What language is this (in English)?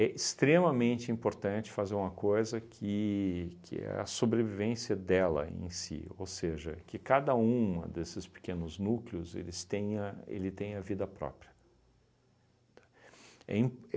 Portuguese